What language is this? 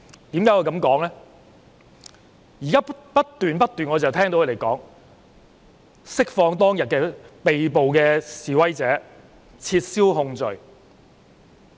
Cantonese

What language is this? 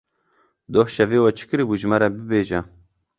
Kurdish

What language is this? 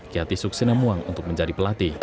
Indonesian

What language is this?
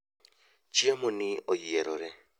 Luo (Kenya and Tanzania)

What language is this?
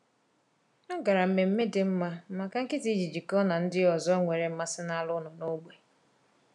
Igbo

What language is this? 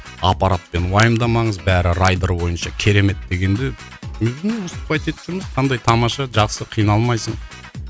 Kazakh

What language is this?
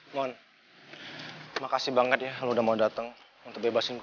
Indonesian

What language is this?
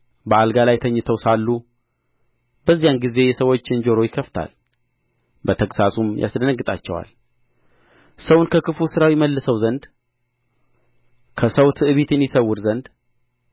Amharic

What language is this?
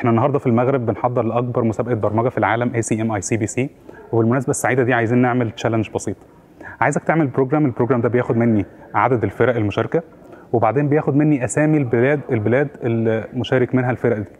Arabic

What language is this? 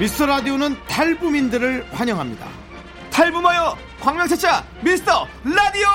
Korean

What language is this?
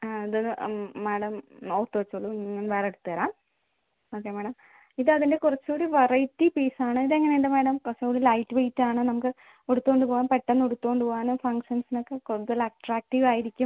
Malayalam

